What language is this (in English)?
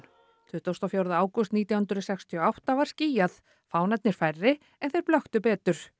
Icelandic